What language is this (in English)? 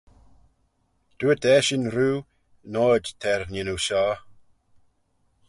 Manx